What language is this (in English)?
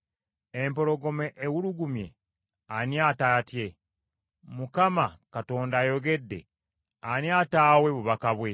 Ganda